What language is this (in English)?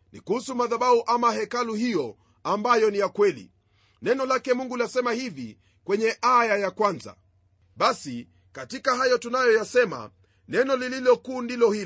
Swahili